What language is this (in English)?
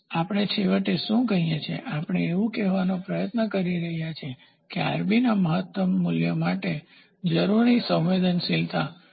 Gujarati